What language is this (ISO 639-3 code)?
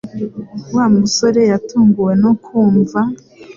kin